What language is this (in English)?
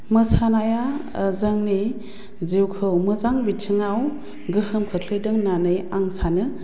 Bodo